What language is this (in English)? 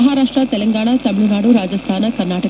Kannada